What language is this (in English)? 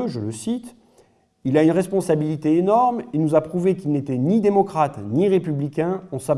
French